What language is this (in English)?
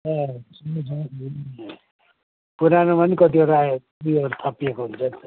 Nepali